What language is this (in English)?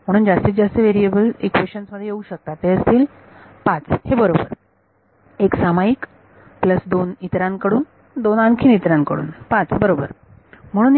Marathi